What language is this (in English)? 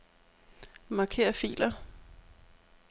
Danish